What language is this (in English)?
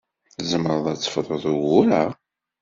Kabyle